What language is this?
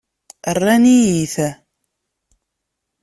Kabyle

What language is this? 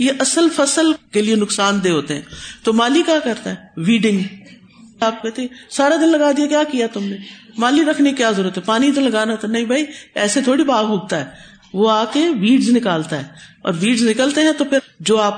Urdu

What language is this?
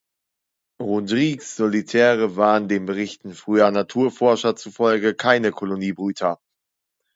German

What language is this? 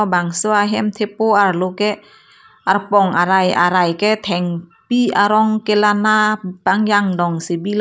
Karbi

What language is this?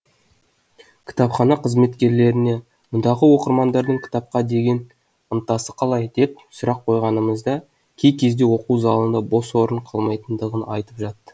Kazakh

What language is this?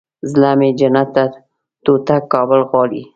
Pashto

